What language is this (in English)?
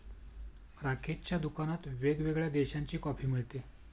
Marathi